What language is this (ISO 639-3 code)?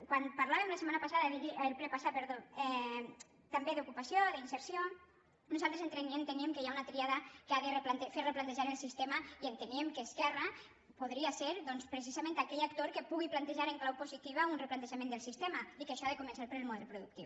cat